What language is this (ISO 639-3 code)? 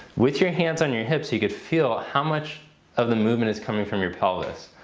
eng